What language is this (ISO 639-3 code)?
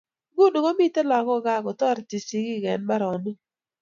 kln